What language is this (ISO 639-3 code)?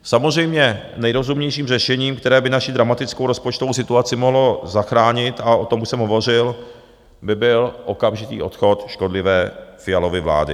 ces